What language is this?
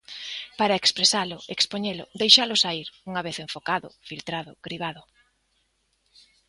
Galician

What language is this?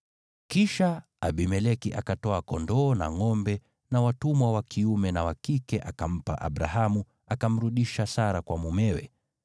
Swahili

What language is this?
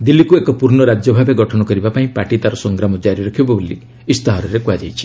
Odia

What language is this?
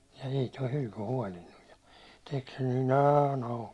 Finnish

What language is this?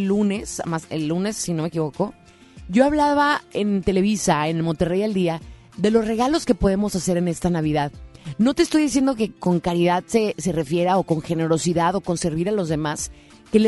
Spanish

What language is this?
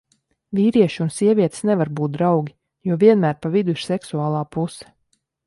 Latvian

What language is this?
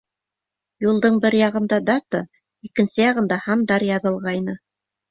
Bashkir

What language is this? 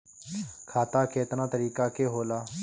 Bhojpuri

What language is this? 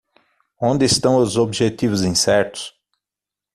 Portuguese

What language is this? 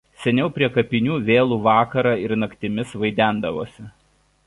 Lithuanian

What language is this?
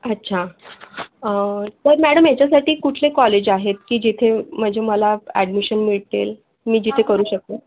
Marathi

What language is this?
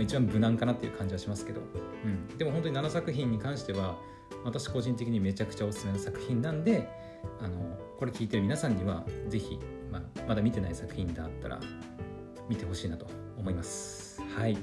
Japanese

